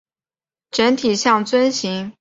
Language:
Chinese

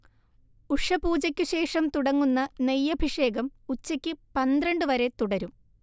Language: Malayalam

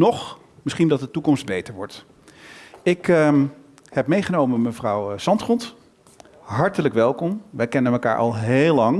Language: Dutch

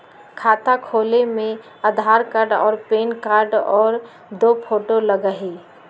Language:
Magahi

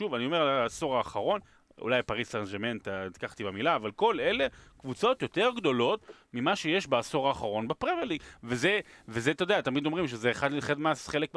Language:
Hebrew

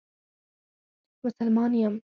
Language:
Pashto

